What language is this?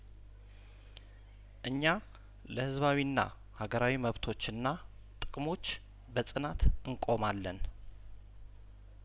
Amharic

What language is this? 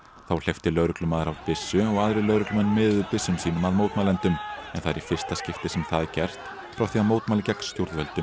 Icelandic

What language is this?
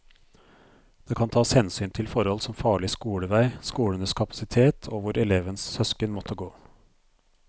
Norwegian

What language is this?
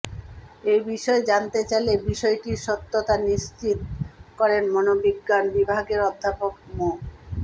Bangla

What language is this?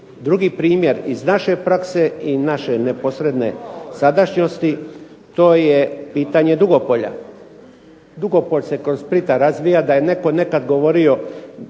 Croatian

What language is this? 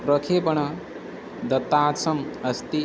Sanskrit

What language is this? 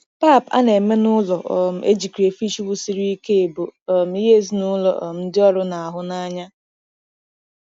Igbo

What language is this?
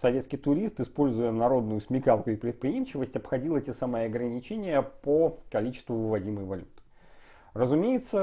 Russian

